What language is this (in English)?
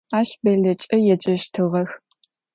Adyghe